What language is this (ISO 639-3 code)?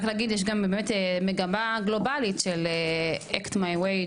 heb